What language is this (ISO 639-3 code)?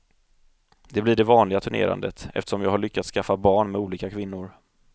swe